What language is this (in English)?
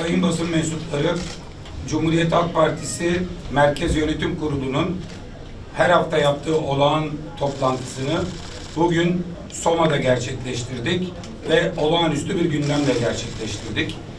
Turkish